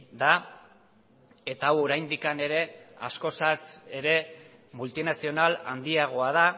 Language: Basque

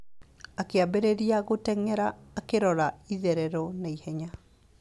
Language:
Kikuyu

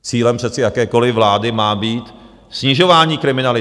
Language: Czech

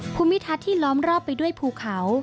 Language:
Thai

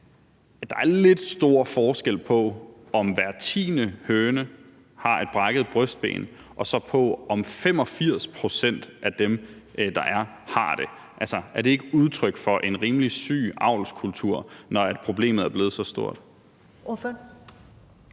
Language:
Danish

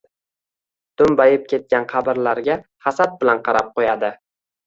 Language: Uzbek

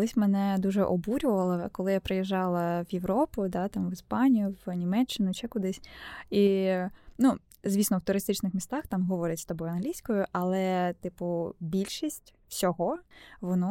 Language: Ukrainian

